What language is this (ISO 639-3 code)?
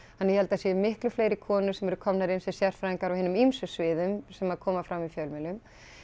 isl